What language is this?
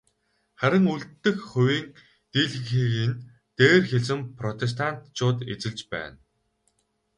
Mongolian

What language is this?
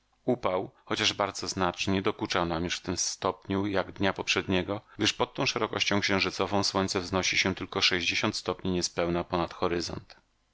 Polish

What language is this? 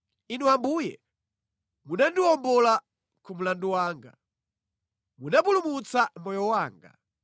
Nyanja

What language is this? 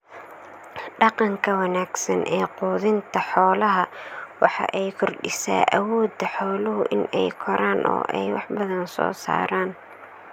Somali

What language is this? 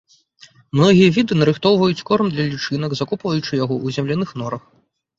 Belarusian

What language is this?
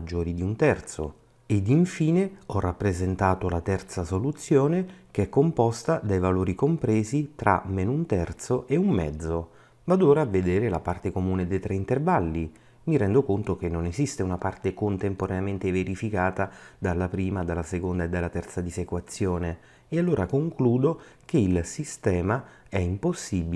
Italian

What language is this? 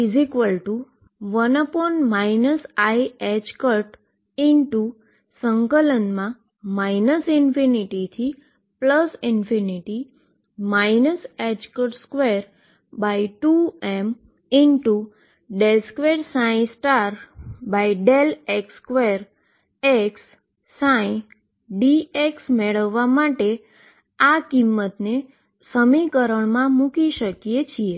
Gujarati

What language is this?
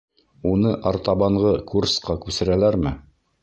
Bashkir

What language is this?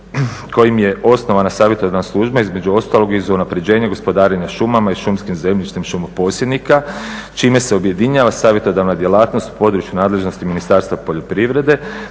Croatian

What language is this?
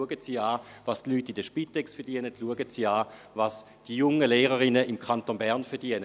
Swiss German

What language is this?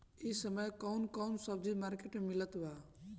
Bhojpuri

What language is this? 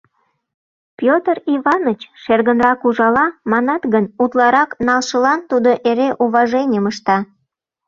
Mari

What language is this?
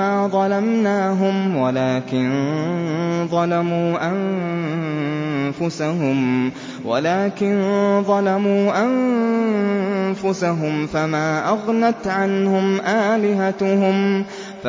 Arabic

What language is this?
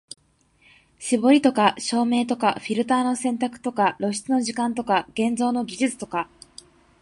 Japanese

